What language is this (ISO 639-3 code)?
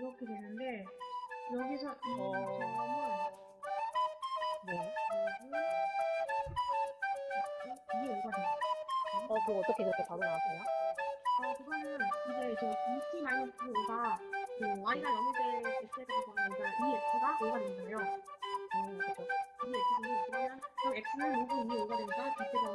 kor